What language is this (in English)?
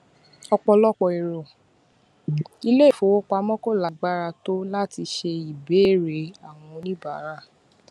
Yoruba